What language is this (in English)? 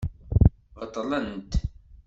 Kabyle